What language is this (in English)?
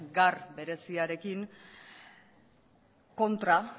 Basque